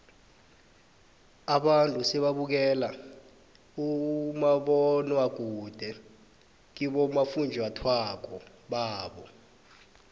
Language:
South Ndebele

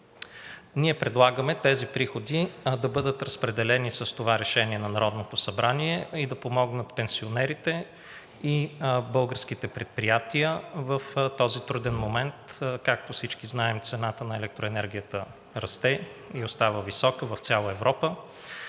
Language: Bulgarian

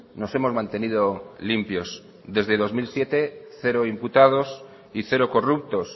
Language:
Spanish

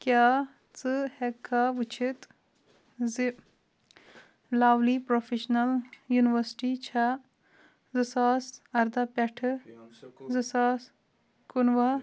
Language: Kashmiri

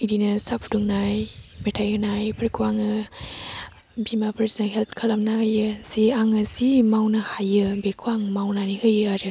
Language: Bodo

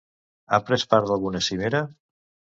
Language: Catalan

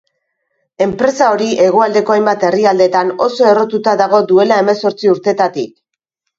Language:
Basque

